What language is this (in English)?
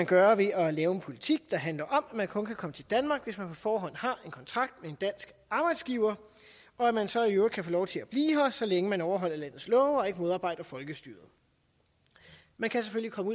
Danish